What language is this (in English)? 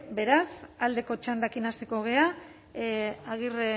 Basque